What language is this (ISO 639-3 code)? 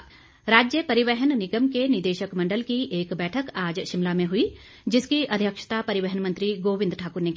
hin